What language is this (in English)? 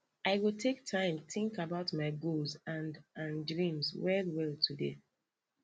Nigerian Pidgin